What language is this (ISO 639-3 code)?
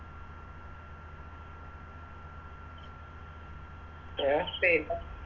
mal